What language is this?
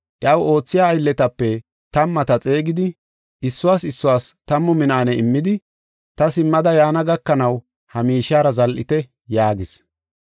Gofa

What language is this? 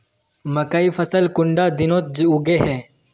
Magahi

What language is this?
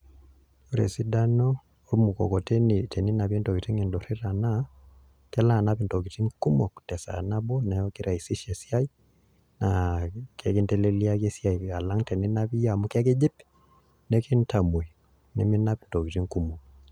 Masai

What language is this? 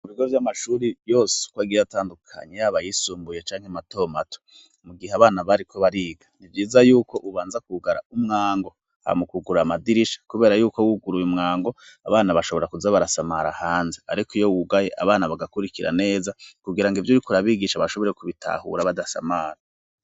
Rundi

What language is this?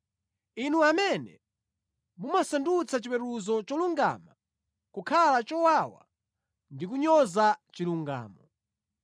Nyanja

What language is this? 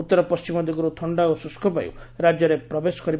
Odia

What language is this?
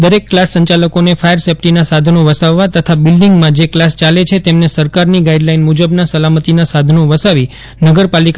Gujarati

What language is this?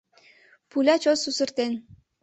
Mari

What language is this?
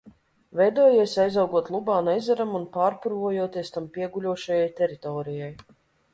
Latvian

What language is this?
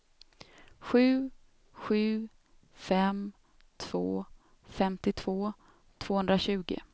Swedish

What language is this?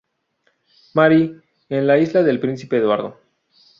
Spanish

